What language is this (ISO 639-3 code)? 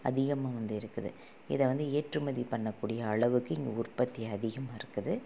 tam